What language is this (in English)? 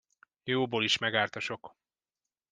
Hungarian